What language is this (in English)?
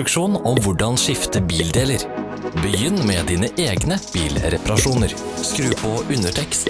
Norwegian